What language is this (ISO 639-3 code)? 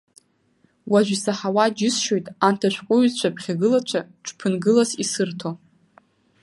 abk